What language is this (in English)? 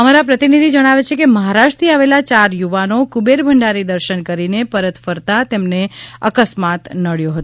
Gujarati